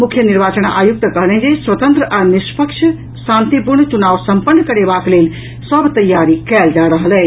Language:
Maithili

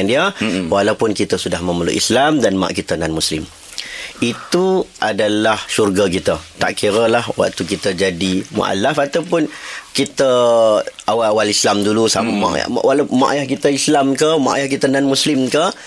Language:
Malay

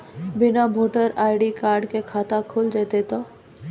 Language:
Maithili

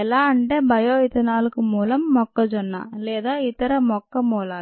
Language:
Telugu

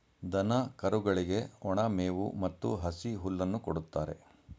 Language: Kannada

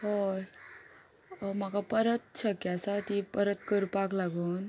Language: Konkani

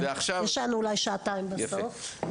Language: Hebrew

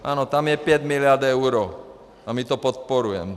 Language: Czech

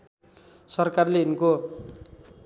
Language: Nepali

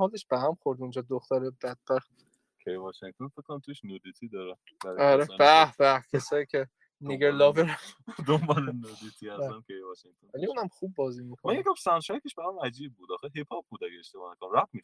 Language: Persian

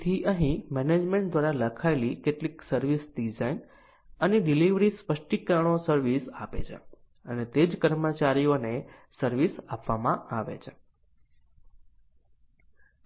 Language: Gujarati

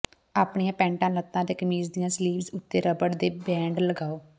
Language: Punjabi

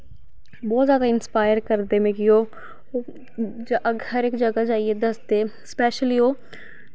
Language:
Dogri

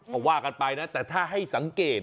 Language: Thai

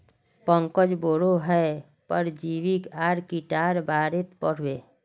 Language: Magahi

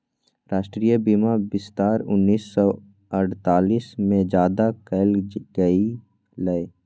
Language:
Magahi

